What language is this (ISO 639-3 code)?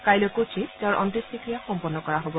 asm